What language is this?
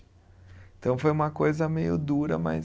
Portuguese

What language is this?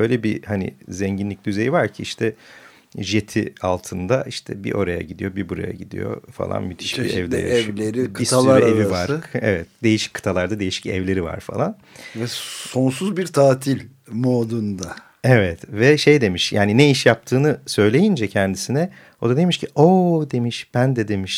Turkish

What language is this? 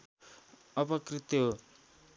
Nepali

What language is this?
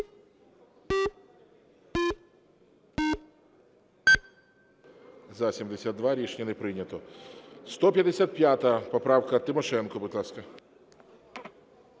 Ukrainian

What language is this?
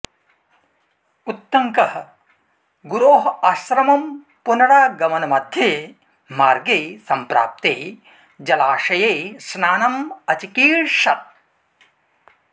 Sanskrit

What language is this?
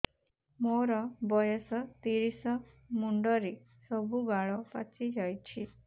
Odia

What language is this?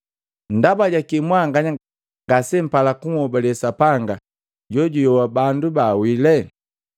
Matengo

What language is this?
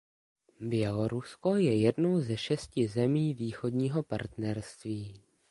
Czech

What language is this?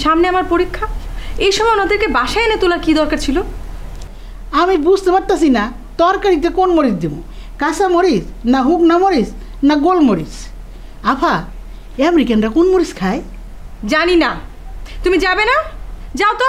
Bangla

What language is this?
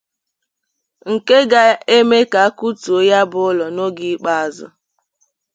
Igbo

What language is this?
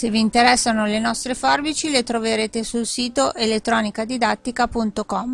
Italian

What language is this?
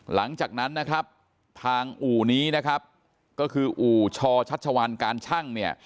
Thai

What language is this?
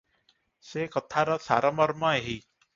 Odia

